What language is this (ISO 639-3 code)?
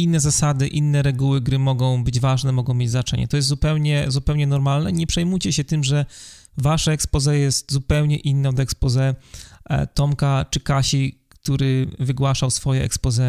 pol